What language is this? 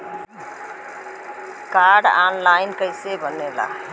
Bhojpuri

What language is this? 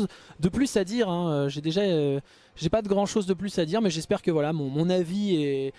French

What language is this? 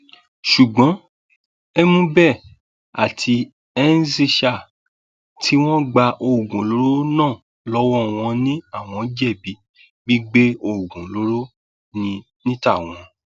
Yoruba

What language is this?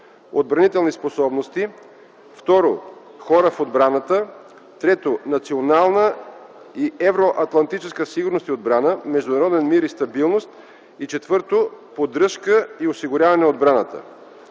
Bulgarian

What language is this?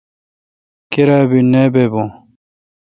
Kalkoti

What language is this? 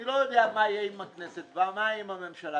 Hebrew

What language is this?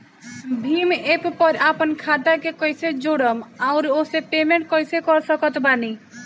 Bhojpuri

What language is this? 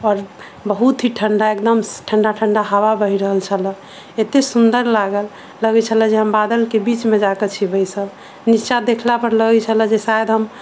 Maithili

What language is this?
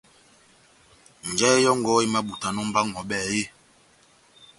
Batanga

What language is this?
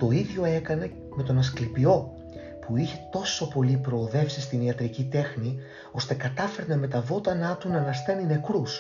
Greek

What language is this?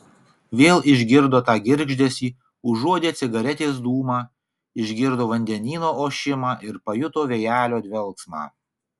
Lithuanian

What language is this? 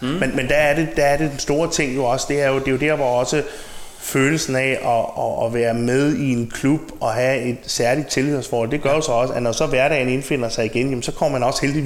Danish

